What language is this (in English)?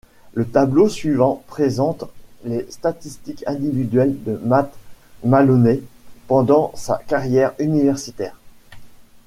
French